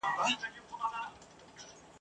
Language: Pashto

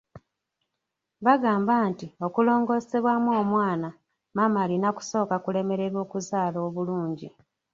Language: Ganda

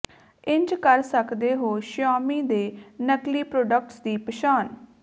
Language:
Punjabi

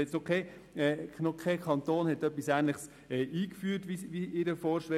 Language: Swiss German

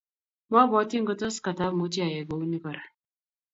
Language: Kalenjin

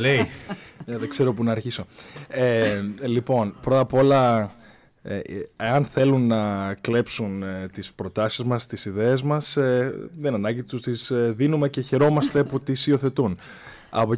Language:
Greek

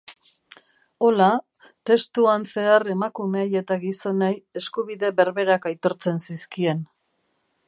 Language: Basque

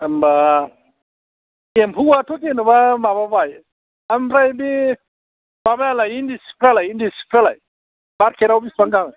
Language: Bodo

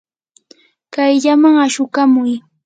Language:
Yanahuanca Pasco Quechua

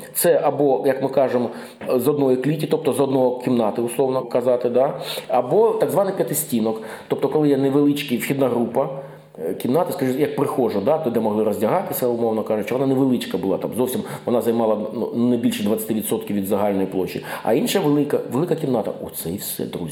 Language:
Ukrainian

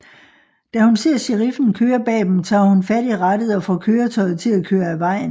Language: Danish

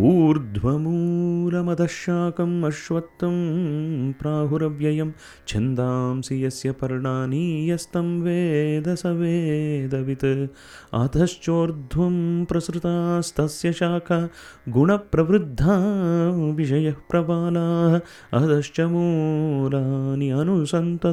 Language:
Kannada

